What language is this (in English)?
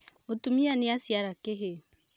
Kikuyu